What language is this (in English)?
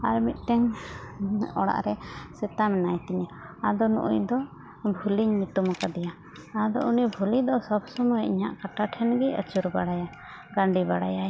Santali